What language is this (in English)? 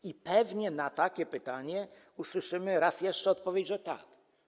Polish